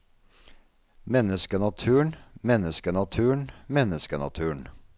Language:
Norwegian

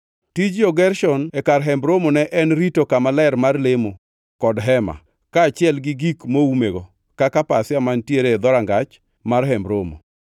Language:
Luo (Kenya and Tanzania)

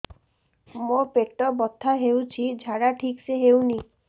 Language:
Odia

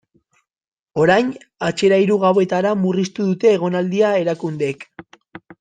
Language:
Basque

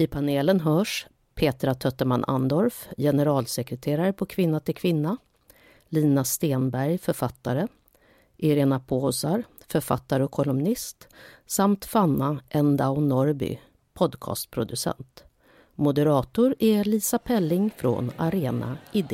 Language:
Swedish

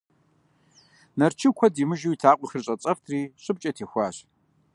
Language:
Kabardian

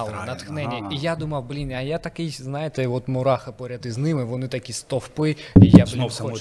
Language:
Ukrainian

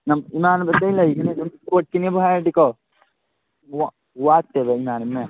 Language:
Manipuri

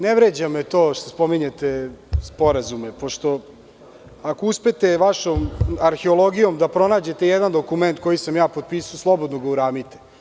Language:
Serbian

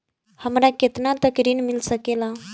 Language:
Bhojpuri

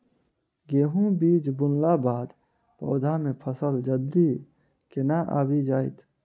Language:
Maithili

